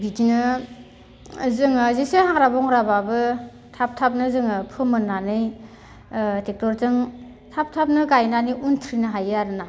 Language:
Bodo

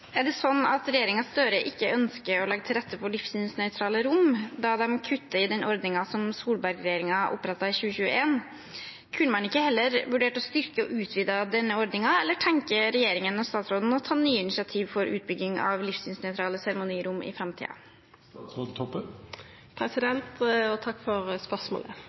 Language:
Norwegian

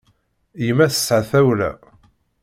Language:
Kabyle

